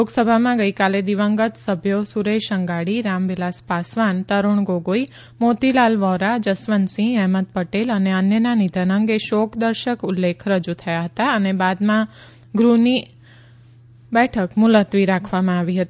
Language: Gujarati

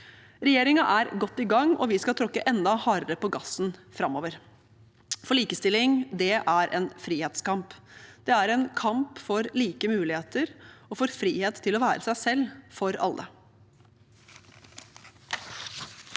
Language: Norwegian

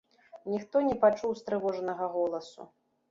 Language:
Belarusian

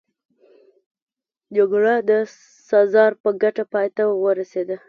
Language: Pashto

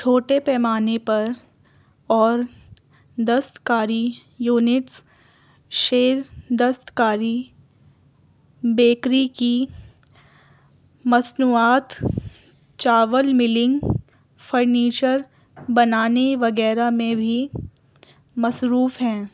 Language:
Urdu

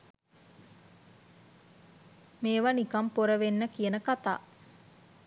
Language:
Sinhala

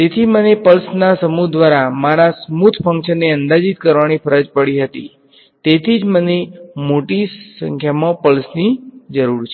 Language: Gujarati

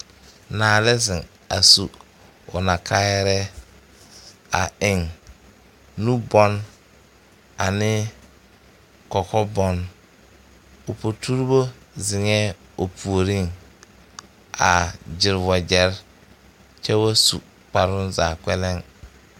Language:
Southern Dagaare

